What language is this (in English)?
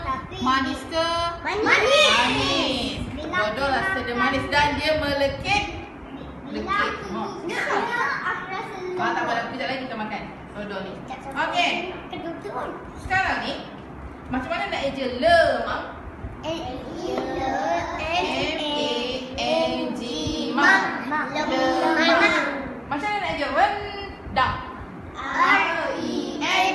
Malay